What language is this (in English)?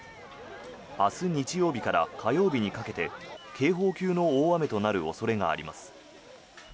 Japanese